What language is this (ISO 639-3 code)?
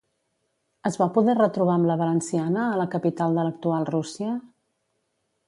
cat